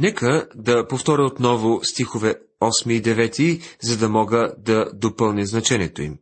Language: Bulgarian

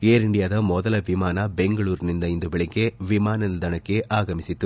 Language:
Kannada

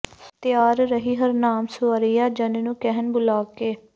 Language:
Punjabi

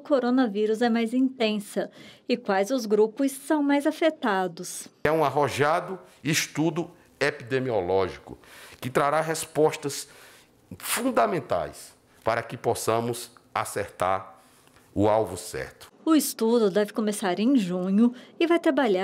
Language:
Portuguese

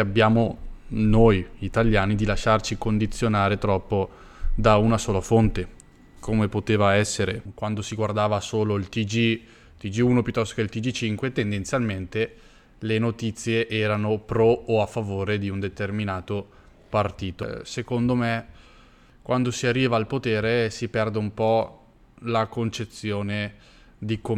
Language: Italian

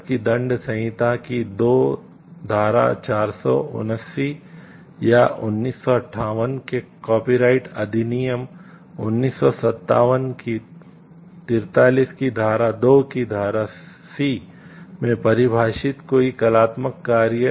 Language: Hindi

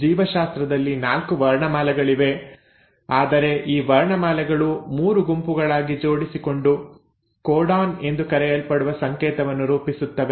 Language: Kannada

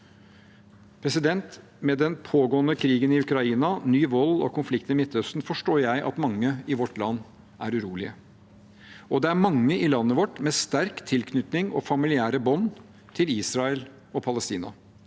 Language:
Norwegian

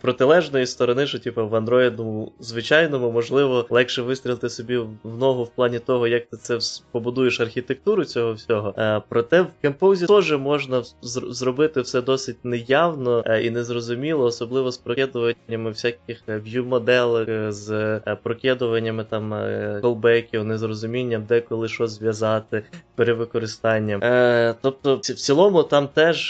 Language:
Ukrainian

